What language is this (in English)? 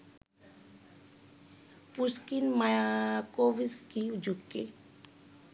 Bangla